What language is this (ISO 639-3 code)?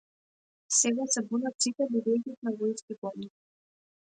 mkd